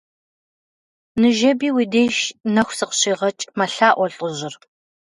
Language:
Kabardian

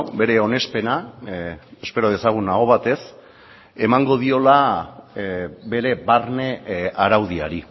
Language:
Basque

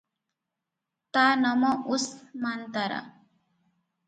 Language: Odia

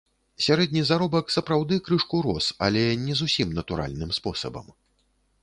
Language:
Belarusian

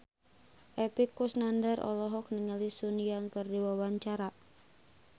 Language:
Sundanese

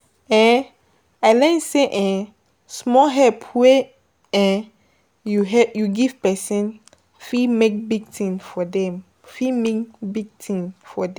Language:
Nigerian Pidgin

